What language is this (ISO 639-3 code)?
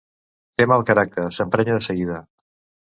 cat